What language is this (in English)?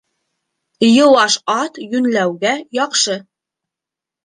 Bashkir